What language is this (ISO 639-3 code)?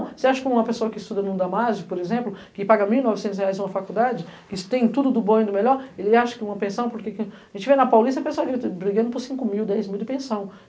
por